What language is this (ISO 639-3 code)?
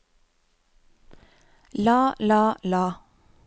nor